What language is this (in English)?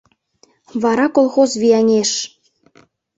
Mari